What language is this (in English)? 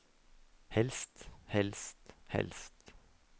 Norwegian